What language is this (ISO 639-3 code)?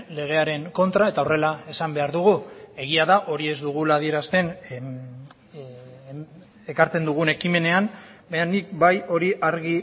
eus